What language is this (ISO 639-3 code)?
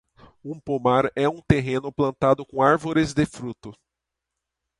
por